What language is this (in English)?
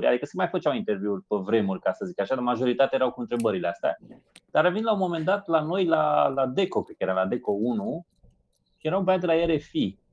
Romanian